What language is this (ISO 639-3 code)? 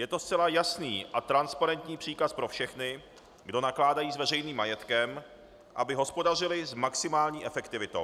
ces